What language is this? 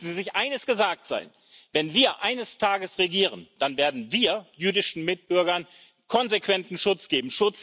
German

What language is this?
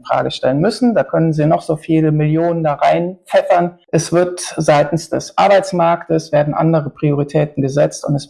German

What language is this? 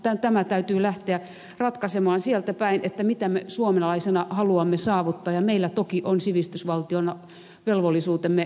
Finnish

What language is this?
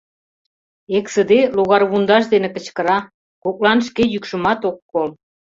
Mari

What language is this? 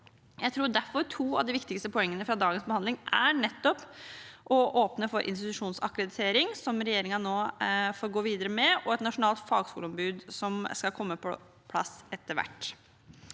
Norwegian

